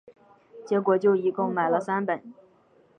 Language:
Chinese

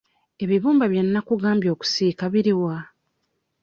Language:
Ganda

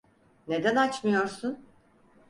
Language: Turkish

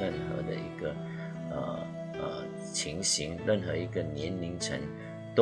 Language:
Chinese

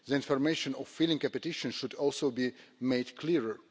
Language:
English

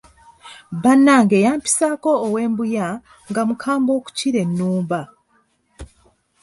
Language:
Ganda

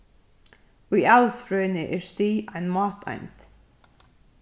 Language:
Faroese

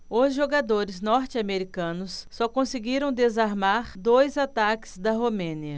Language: Portuguese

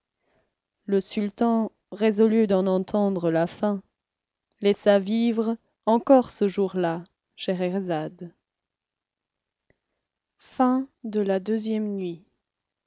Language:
French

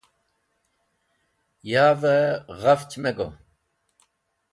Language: Wakhi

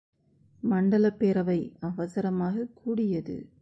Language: Tamil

